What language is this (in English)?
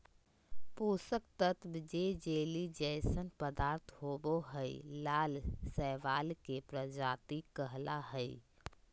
Magahi